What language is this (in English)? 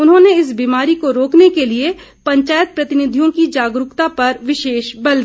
Hindi